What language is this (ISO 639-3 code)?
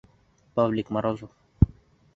bak